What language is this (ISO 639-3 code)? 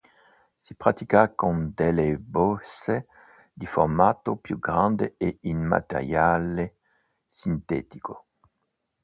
ita